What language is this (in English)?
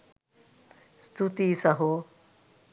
Sinhala